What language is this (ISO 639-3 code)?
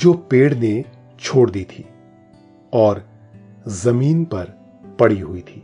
hin